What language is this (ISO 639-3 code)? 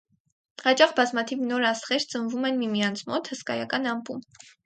hye